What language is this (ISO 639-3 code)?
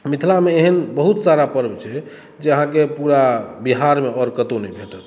mai